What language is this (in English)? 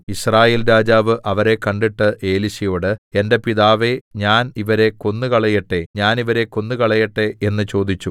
Malayalam